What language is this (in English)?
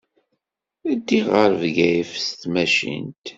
Kabyle